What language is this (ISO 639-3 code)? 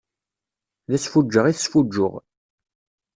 kab